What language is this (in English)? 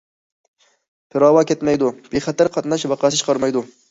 Uyghur